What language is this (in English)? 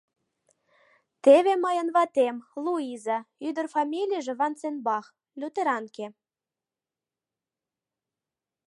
Mari